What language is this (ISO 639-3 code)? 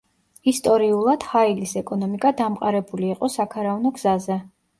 kat